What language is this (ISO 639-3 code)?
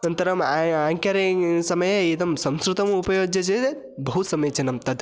san